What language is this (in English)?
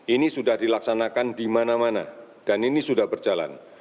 Indonesian